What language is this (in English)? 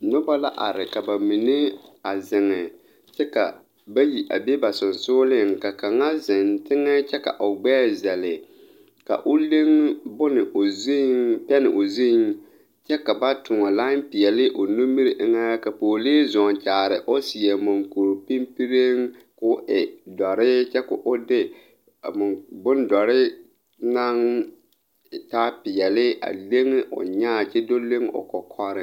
Southern Dagaare